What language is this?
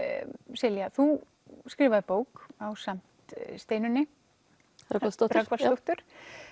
Icelandic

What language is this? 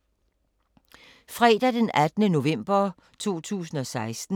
Danish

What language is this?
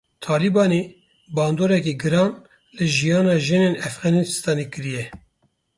Kurdish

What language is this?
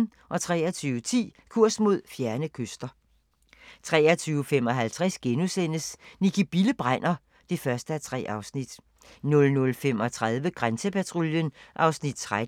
Danish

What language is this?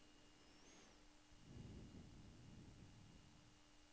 Norwegian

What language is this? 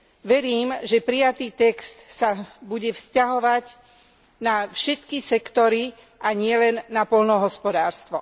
Slovak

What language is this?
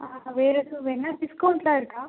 Tamil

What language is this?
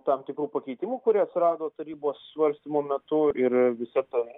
Lithuanian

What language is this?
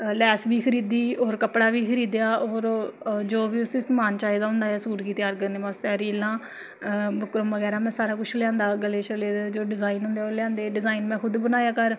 Dogri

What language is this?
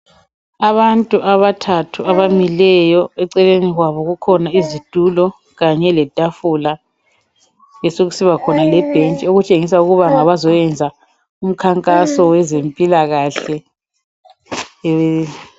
North Ndebele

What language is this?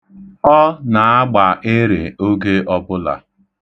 Igbo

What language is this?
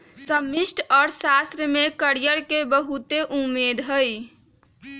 Magahi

